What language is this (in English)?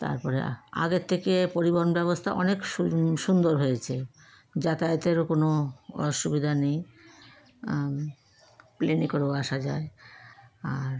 Bangla